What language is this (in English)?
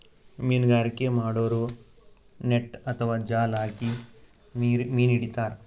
Kannada